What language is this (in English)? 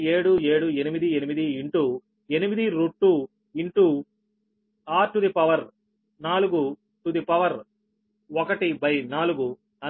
Telugu